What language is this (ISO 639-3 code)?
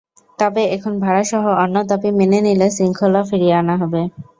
ben